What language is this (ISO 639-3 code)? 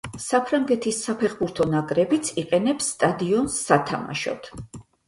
kat